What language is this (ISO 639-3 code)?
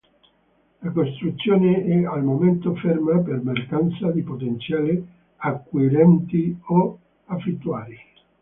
ita